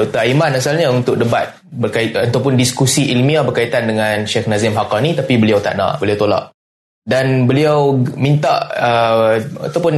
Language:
Malay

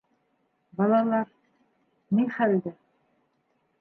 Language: Bashkir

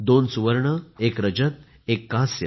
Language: Marathi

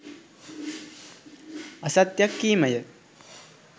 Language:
Sinhala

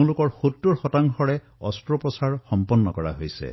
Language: Assamese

